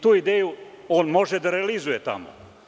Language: Serbian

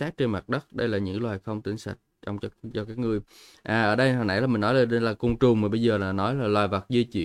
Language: Vietnamese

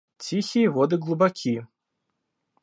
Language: Russian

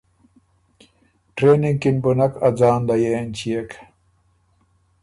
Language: Ormuri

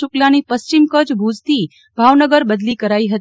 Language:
Gujarati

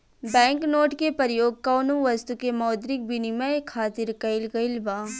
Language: Bhojpuri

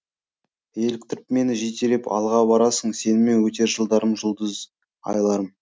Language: Kazakh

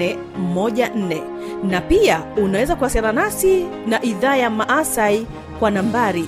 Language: Swahili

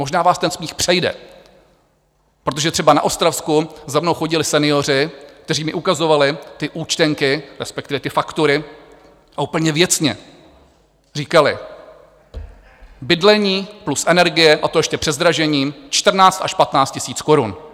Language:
Czech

